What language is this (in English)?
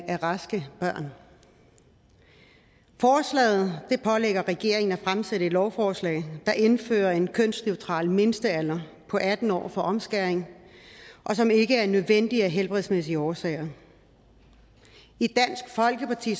Danish